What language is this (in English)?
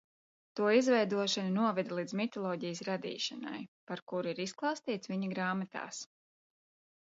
Latvian